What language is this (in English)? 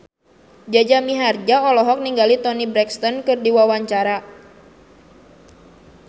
Sundanese